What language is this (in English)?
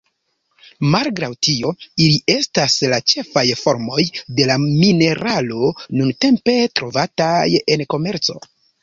Esperanto